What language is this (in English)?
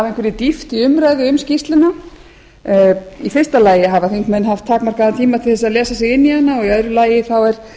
Icelandic